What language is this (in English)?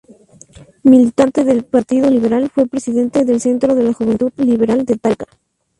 Spanish